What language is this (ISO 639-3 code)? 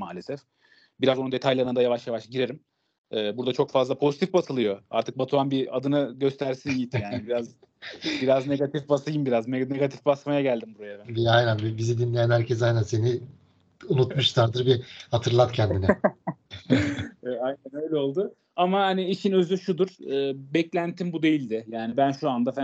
tur